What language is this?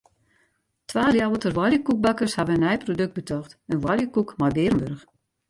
Western Frisian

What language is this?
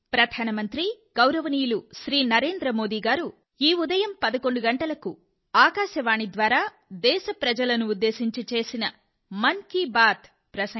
Telugu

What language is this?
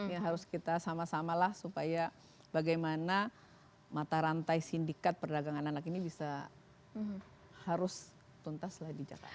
Indonesian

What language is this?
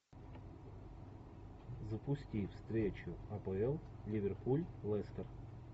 Russian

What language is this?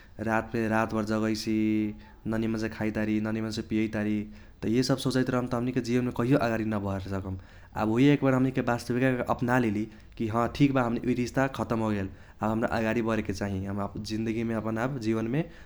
Kochila Tharu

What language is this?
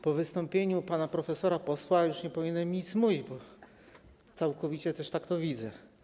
Polish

